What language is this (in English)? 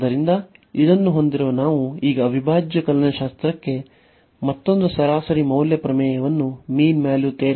Kannada